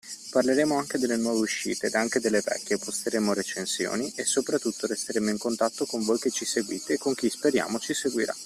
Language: Italian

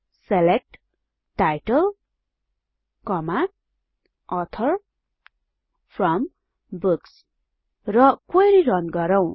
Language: Nepali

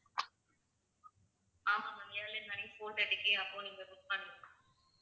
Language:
Tamil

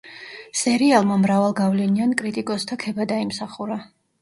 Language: Georgian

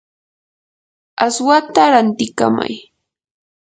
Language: Yanahuanca Pasco Quechua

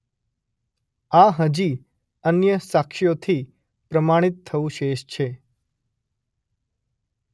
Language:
Gujarati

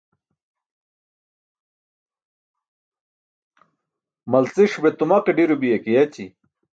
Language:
Burushaski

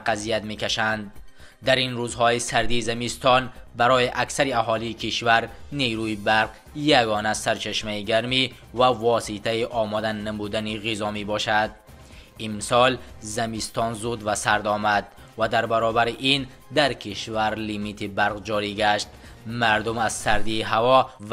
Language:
Persian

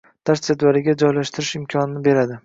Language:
Uzbek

